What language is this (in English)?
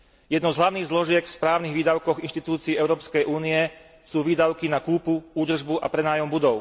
Slovak